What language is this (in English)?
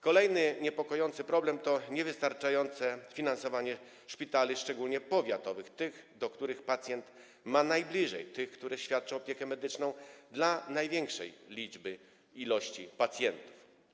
Polish